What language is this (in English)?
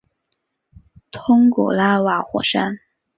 Chinese